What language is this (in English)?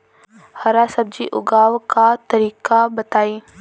Bhojpuri